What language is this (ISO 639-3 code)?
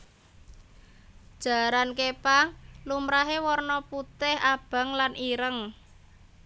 jav